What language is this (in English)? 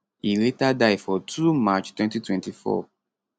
Nigerian Pidgin